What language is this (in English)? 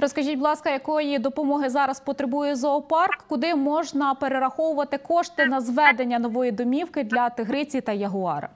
Ukrainian